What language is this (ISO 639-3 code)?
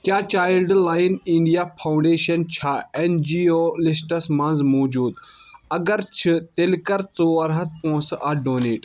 kas